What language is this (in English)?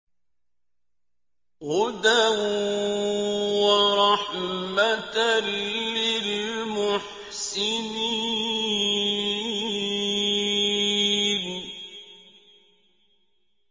Arabic